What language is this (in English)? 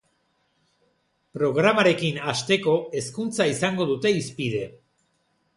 Basque